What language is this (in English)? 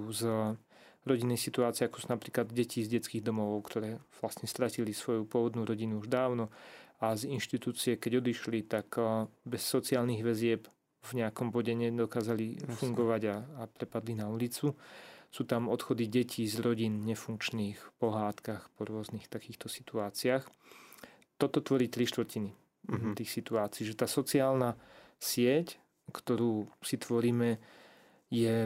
Slovak